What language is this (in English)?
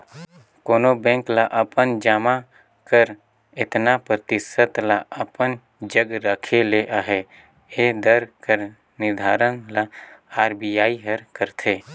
Chhattisgarhi